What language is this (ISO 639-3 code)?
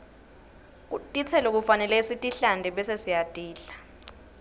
ssw